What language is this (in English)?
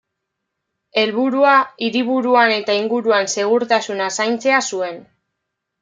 Basque